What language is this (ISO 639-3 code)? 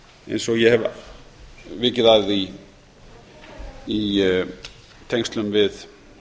isl